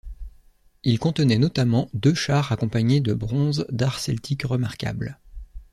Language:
French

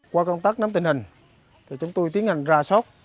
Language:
Vietnamese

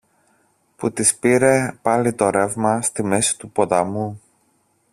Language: Greek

